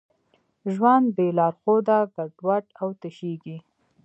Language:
Pashto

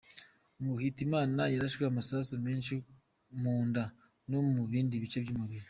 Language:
Kinyarwanda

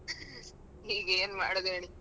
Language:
Kannada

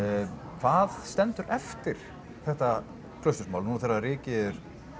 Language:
Icelandic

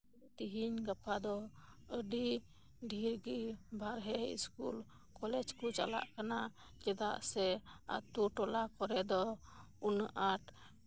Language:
Santali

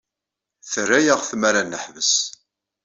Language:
Kabyle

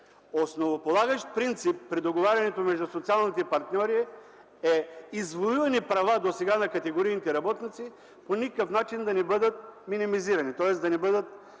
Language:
Bulgarian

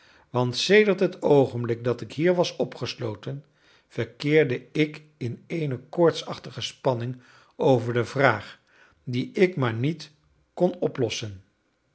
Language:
Dutch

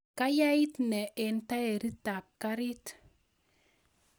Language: Kalenjin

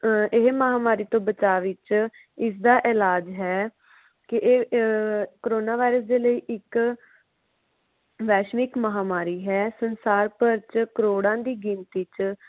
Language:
Punjabi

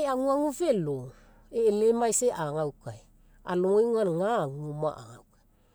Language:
Mekeo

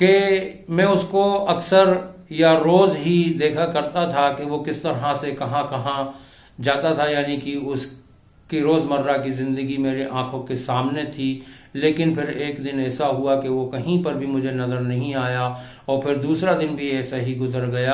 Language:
Urdu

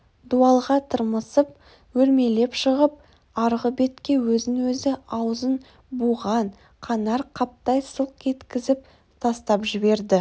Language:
Kazakh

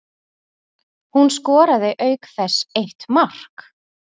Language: Icelandic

